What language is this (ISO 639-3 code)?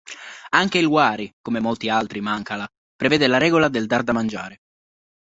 ita